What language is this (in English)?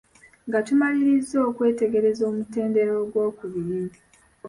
Ganda